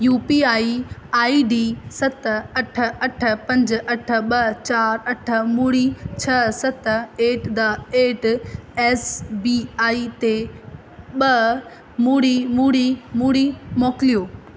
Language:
Sindhi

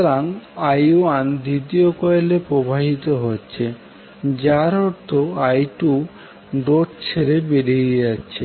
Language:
Bangla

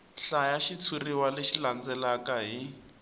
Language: Tsonga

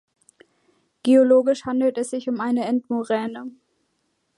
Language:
German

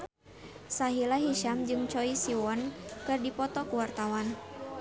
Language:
Sundanese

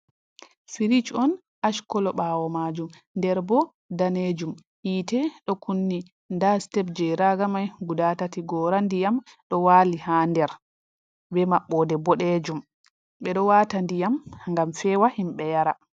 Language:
Fula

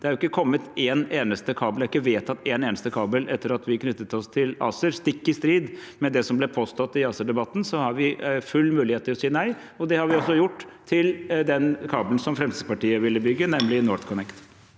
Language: Norwegian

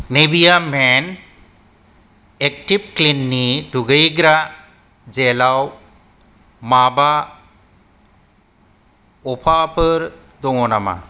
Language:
Bodo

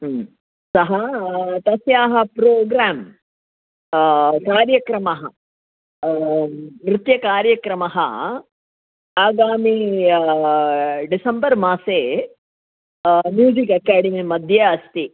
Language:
Sanskrit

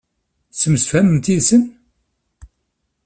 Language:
Kabyle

